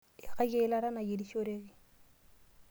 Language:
Masai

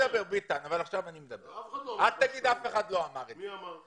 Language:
Hebrew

